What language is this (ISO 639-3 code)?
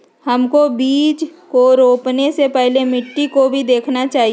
mag